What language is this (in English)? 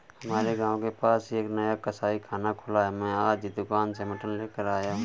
Hindi